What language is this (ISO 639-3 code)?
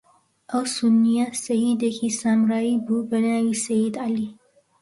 ckb